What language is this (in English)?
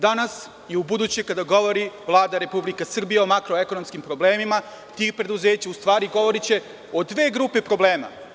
Serbian